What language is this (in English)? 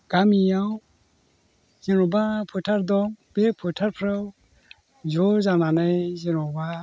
Bodo